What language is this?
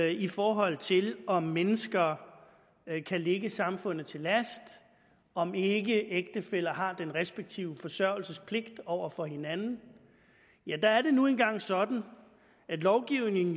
Danish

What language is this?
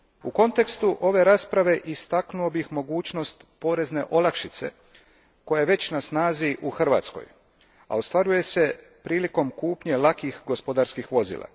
Croatian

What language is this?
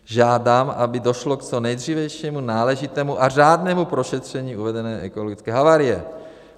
Czech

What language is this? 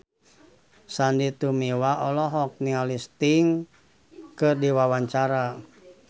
Sundanese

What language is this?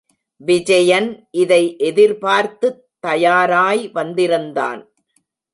Tamil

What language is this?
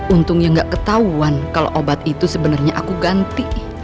Indonesian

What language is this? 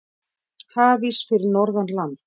Icelandic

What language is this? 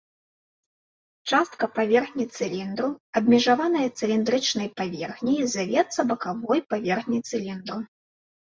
Belarusian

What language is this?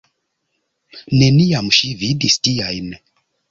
Esperanto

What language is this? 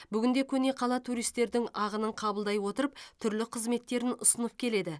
Kazakh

